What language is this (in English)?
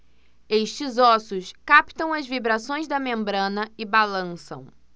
Portuguese